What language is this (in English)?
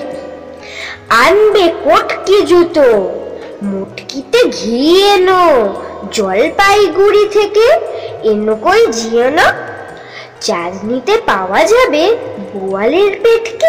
Bangla